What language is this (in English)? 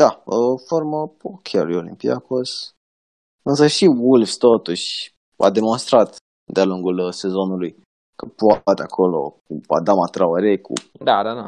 Romanian